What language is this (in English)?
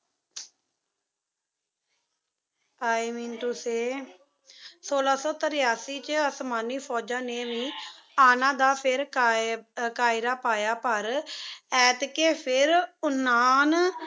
Punjabi